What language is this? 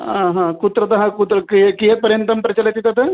Sanskrit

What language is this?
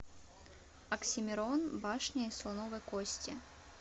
Russian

